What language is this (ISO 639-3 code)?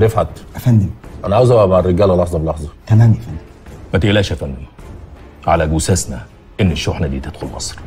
ara